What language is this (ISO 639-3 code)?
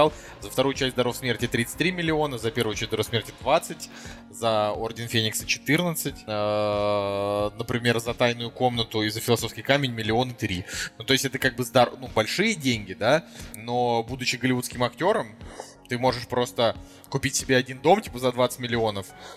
rus